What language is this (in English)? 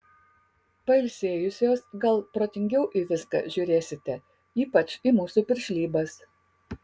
Lithuanian